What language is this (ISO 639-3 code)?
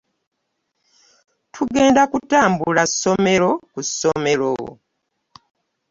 lug